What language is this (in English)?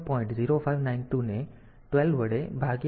Gujarati